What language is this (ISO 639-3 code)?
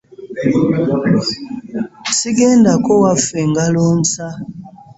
lug